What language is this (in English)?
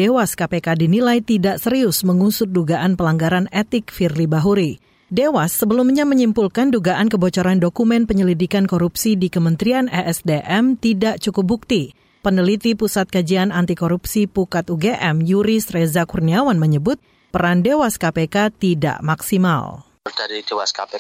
Indonesian